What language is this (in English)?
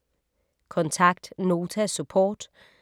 Danish